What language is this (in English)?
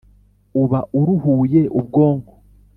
Kinyarwanda